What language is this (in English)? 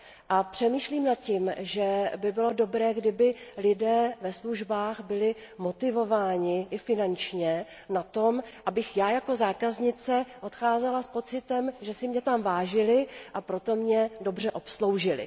Czech